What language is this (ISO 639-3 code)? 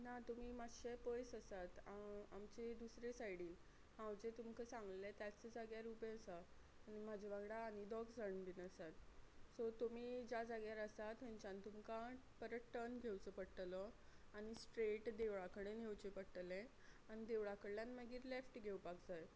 kok